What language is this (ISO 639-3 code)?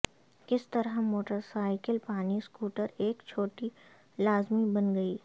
urd